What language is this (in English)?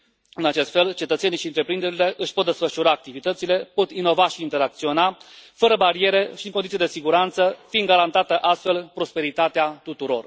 Romanian